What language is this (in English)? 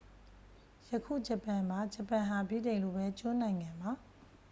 Burmese